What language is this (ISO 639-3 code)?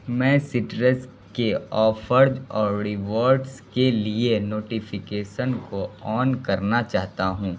urd